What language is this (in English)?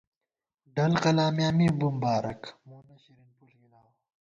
Gawar-Bati